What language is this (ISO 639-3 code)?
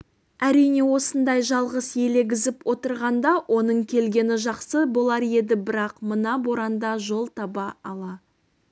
kaz